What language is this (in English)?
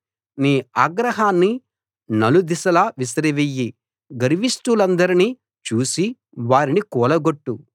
Telugu